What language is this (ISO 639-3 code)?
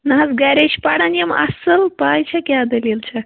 kas